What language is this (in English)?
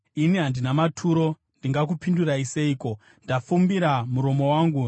Shona